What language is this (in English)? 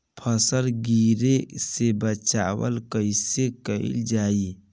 Bhojpuri